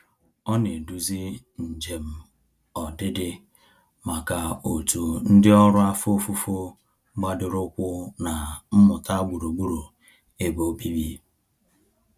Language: Igbo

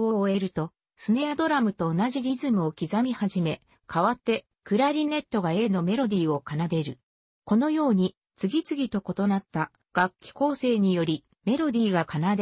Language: Japanese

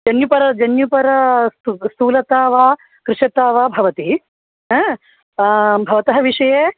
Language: Sanskrit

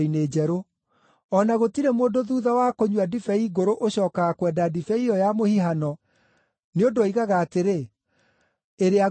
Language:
Kikuyu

